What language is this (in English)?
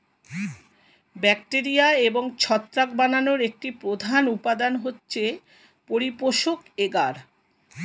Bangla